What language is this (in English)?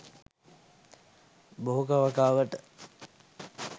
Sinhala